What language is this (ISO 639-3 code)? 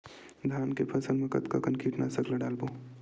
hne